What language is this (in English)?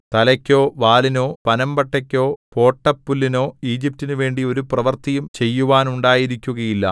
Malayalam